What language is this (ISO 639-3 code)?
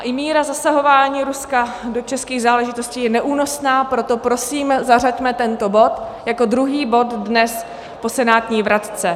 ces